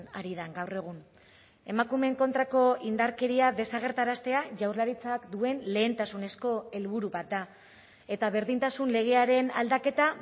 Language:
Basque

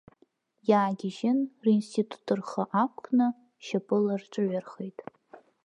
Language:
Abkhazian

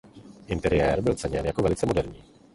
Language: Czech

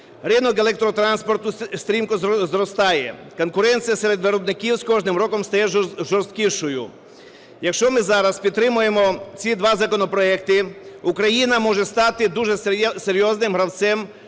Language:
Ukrainian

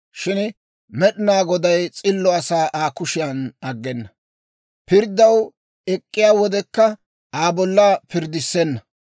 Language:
Dawro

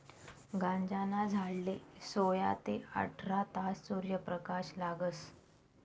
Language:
Marathi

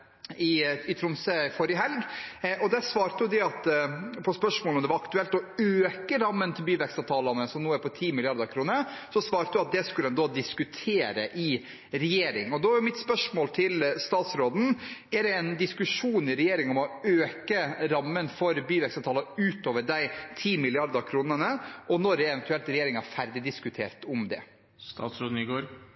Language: Norwegian Bokmål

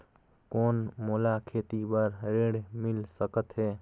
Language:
Chhattisgarhi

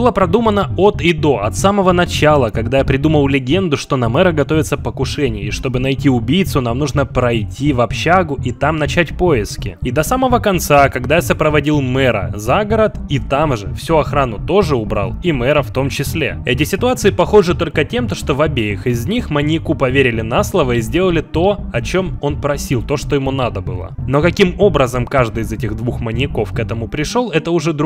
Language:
Russian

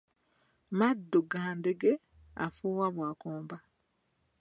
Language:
Ganda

